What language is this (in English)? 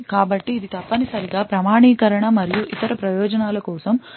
Telugu